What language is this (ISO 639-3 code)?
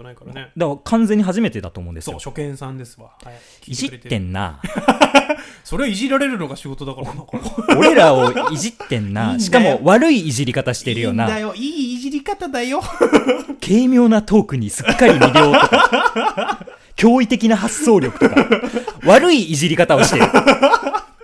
jpn